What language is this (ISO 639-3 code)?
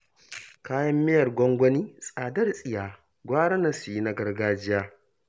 hau